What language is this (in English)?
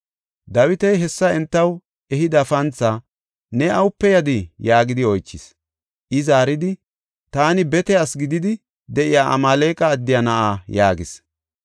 Gofa